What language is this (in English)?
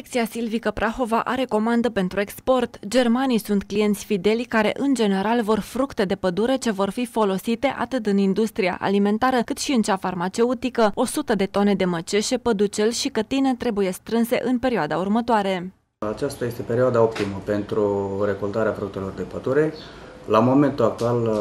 Romanian